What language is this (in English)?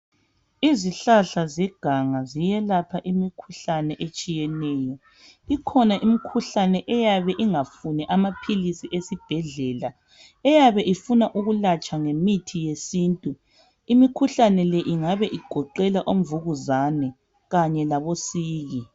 North Ndebele